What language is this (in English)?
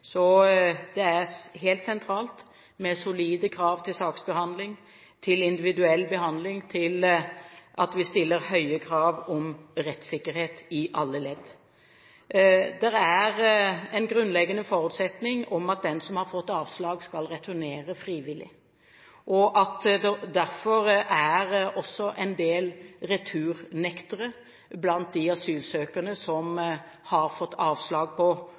Norwegian Bokmål